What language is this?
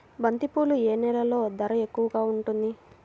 Telugu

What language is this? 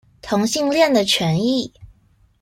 Chinese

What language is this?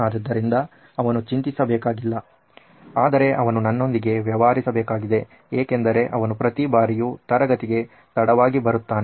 Kannada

